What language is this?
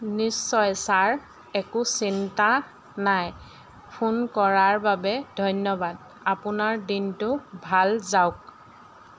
Assamese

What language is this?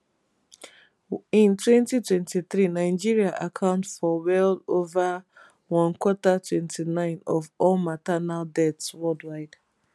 Nigerian Pidgin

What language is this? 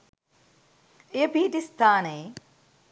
Sinhala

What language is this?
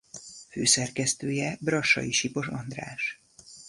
Hungarian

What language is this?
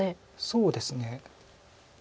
Japanese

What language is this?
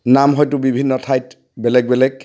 Assamese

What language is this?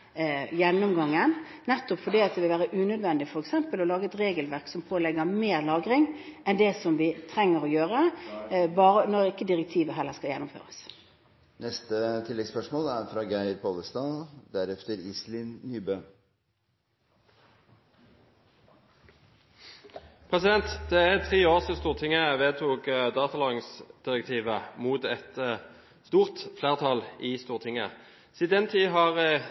Norwegian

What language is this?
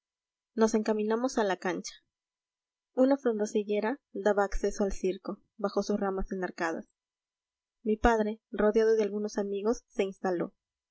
Spanish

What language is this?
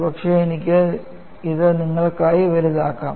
Malayalam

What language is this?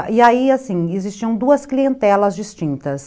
Portuguese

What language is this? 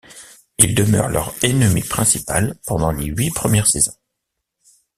French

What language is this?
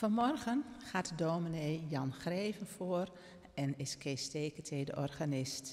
Dutch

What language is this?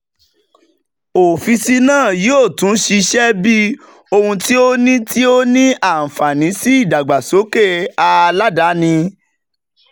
Yoruba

